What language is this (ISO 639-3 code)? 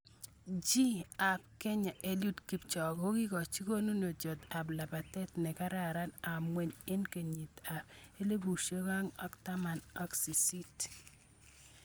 kln